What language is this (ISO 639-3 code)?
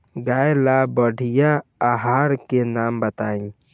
bho